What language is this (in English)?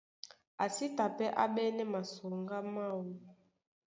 Duala